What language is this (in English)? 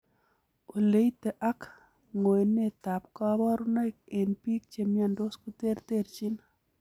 Kalenjin